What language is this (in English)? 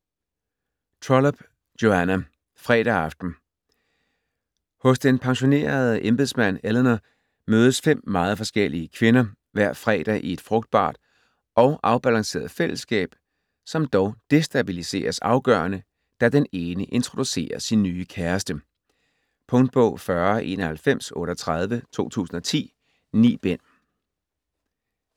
Danish